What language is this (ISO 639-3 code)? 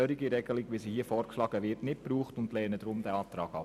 gsw